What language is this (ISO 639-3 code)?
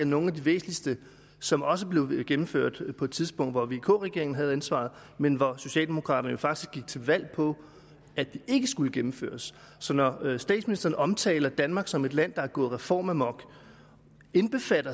dan